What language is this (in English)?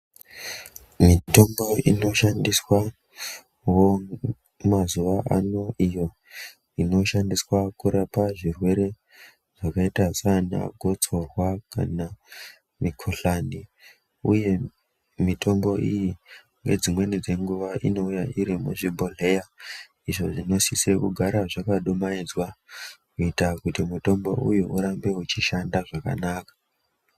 Ndau